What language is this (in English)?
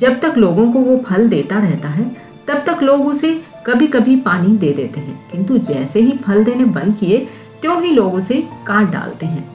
Hindi